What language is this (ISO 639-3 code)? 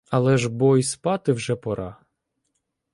ukr